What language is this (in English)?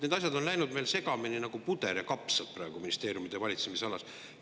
Estonian